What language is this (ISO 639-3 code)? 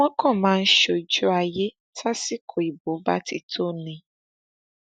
yor